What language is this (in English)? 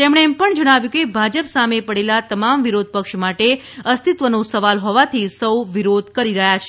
Gujarati